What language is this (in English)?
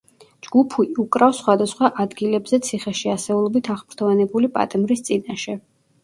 Georgian